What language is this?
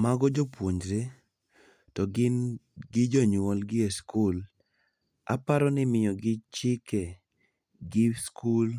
Luo (Kenya and Tanzania)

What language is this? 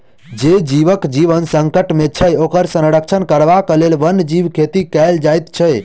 Maithili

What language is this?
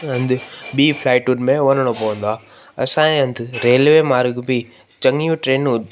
Sindhi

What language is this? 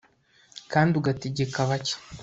Kinyarwanda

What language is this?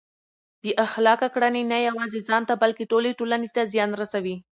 Pashto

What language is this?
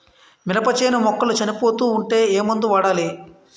Telugu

